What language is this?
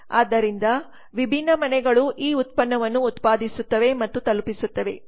Kannada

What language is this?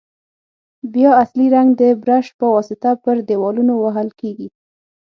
Pashto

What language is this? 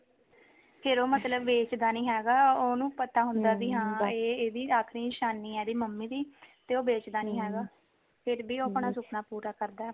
Punjabi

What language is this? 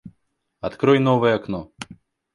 Russian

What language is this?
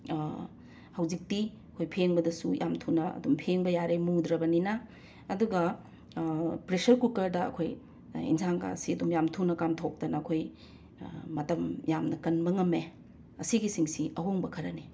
Manipuri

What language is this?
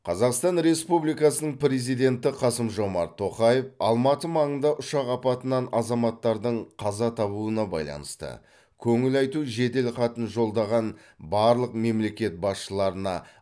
Kazakh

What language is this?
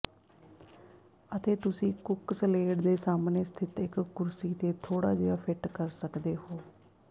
Punjabi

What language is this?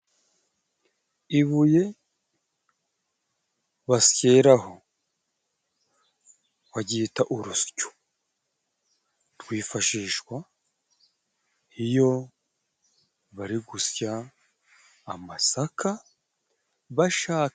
Kinyarwanda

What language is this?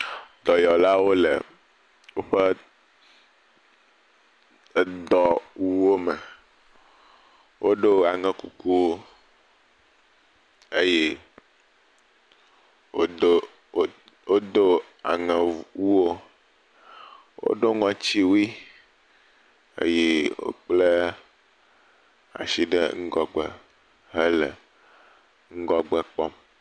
Ewe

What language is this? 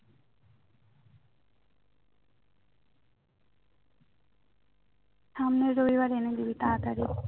Bangla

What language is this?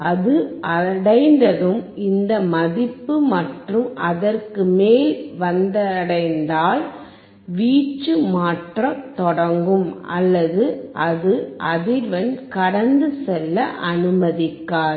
Tamil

